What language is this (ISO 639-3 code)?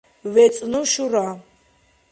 dar